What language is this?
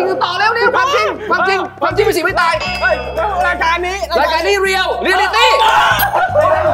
Thai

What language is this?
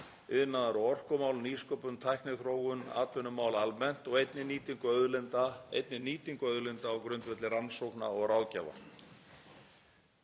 Icelandic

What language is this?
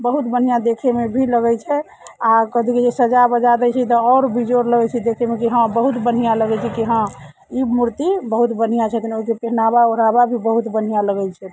Maithili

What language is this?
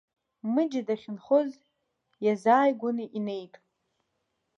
Abkhazian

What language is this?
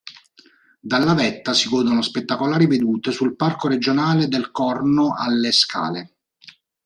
Italian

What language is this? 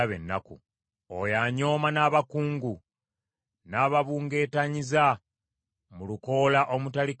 Ganda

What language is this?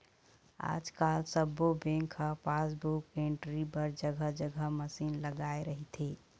Chhattisgarhi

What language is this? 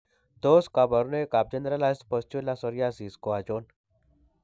Kalenjin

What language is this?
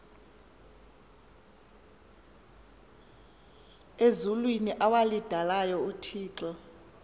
Xhosa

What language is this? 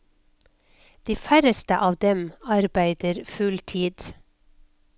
Norwegian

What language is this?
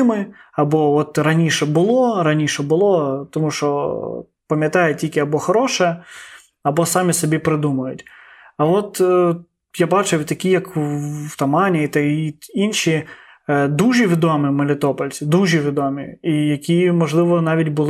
Ukrainian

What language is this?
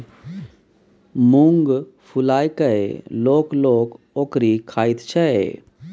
Maithili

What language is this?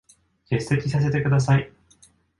Japanese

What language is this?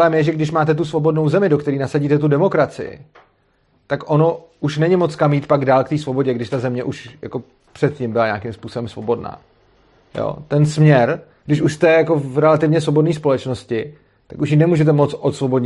Czech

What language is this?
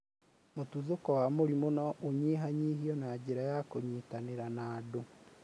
Kikuyu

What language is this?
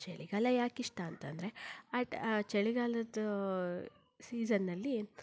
Kannada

